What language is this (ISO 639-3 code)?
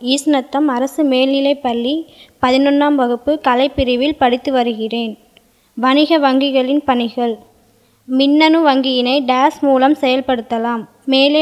tam